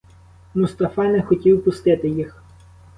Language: Ukrainian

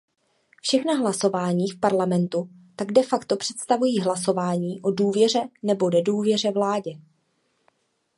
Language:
Czech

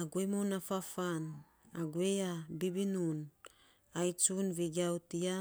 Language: Saposa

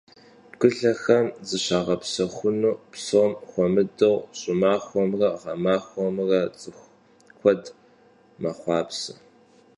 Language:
Kabardian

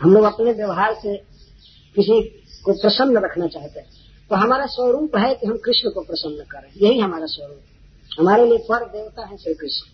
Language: Hindi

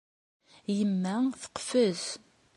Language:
Kabyle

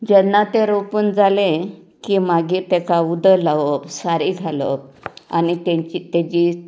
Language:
Konkani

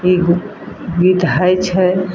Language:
Maithili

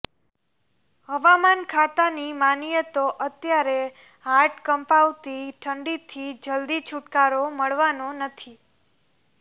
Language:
Gujarati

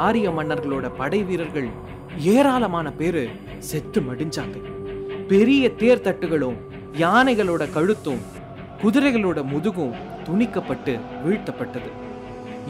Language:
Tamil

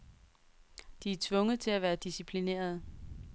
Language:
Danish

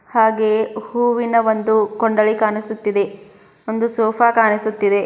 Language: Kannada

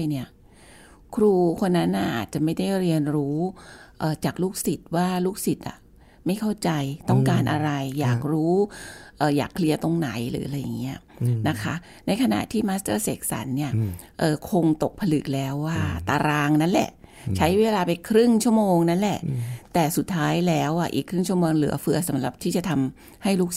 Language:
Thai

